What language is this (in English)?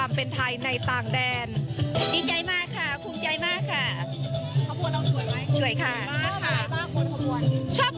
Thai